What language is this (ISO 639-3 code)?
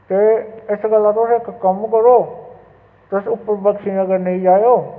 doi